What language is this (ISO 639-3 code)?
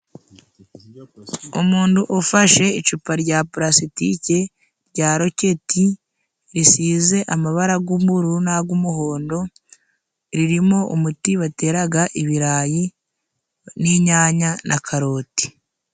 kin